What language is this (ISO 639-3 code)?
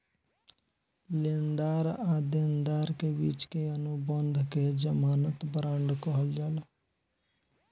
bho